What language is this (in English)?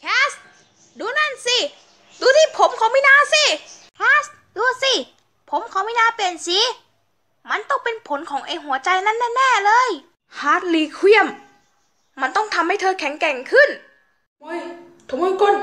Thai